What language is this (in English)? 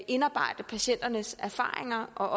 Danish